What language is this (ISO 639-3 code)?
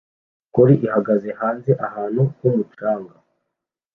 kin